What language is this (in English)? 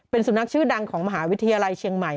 Thai